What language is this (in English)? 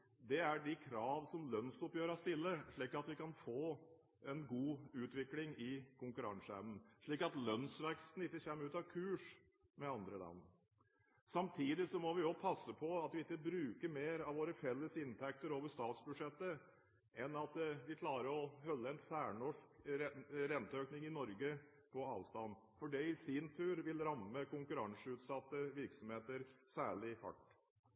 Norwegian Bokmål